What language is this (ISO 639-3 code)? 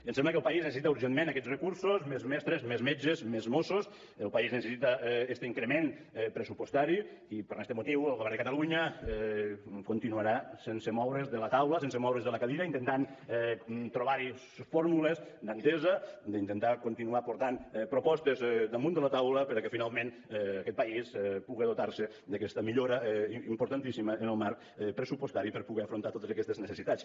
cat